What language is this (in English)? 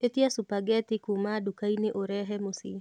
Kikuyu